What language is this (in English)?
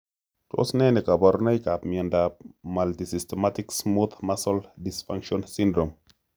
Kalenjin